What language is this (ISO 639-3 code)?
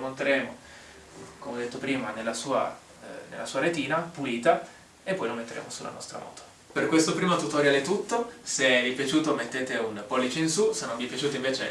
ita